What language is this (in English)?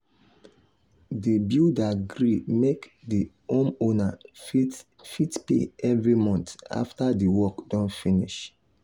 Nigerian Pidgin